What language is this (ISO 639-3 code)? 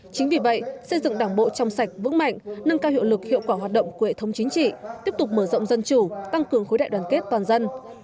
vie